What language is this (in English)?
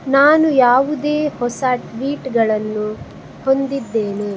Kannada